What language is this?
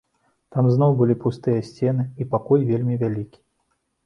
Belarusian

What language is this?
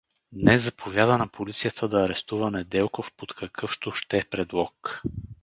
Bulgarian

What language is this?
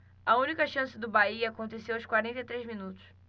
Portuguese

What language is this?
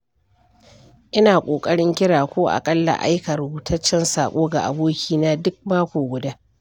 Hausa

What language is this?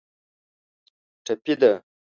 Pashto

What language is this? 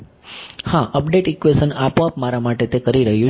Gujarati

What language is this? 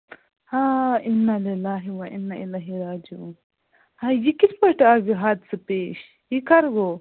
Kashmiri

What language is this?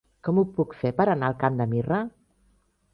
Catalan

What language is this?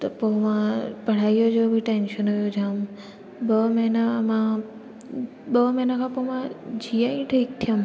Sindhi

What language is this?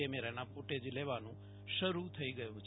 Gujarati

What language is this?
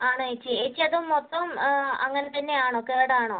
Malayalam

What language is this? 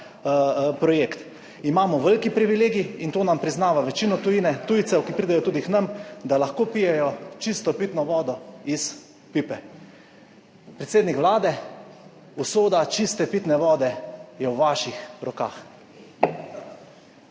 Slovenian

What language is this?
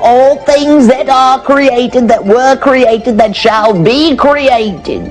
Italian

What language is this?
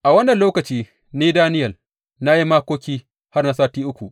Hausa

